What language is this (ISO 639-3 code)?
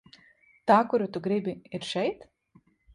lav